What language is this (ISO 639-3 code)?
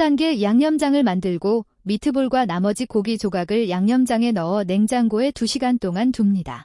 kor